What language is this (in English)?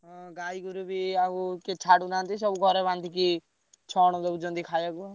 Odia